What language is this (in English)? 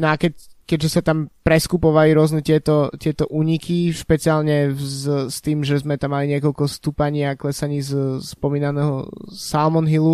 Slovak